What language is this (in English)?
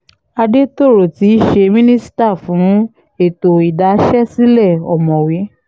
Yoruba